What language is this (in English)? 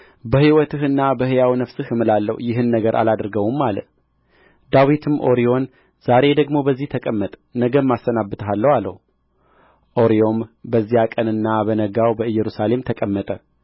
Amharic